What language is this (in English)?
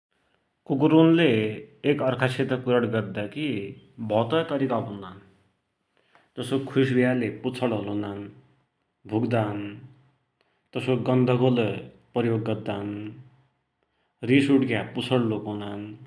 Dotyali